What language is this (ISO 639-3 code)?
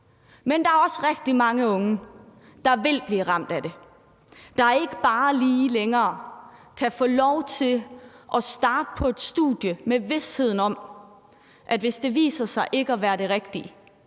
dan